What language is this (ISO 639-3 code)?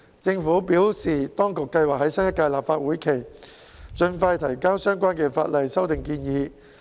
yue